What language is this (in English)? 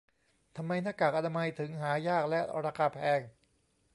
Thai